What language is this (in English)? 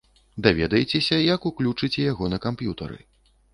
Belarusian